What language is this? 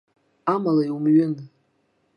Abkhazian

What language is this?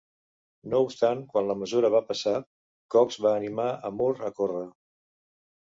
Catalan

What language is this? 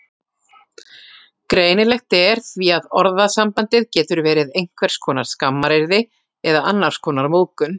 Icelandic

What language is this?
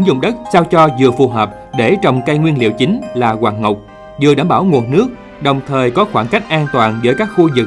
Vietnamese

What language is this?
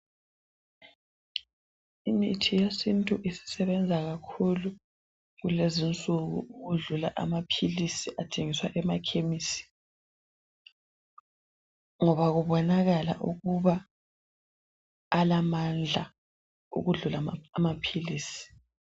North Ndebele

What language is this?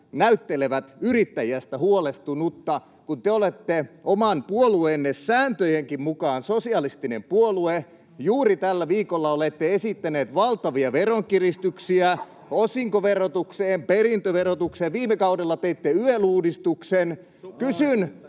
Finnish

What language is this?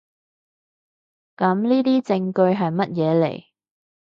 Cantonese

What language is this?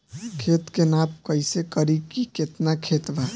Bhojpuri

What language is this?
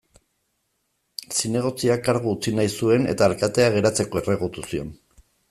Basque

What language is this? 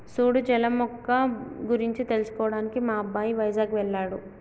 Telugu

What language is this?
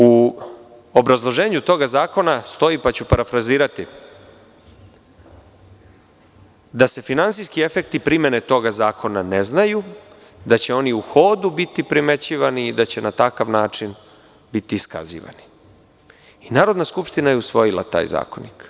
Serbian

